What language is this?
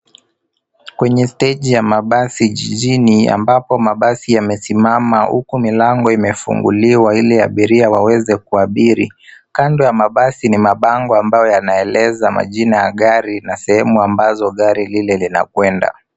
Swahili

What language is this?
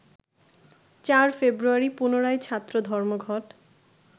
Bangla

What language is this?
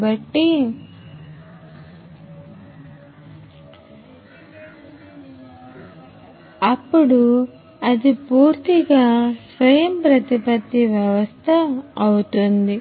Telugu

